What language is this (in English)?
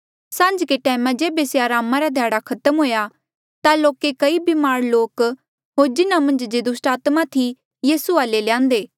Mandeali